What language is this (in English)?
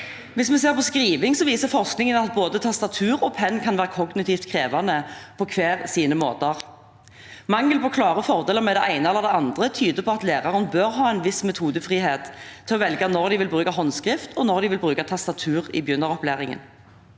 Norwegian